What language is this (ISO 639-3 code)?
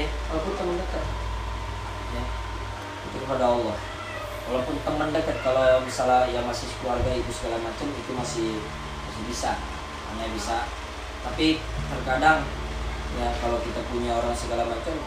ind